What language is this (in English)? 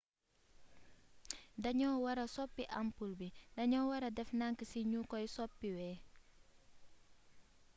Wolof